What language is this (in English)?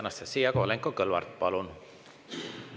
Estonian